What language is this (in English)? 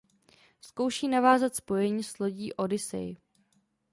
Czech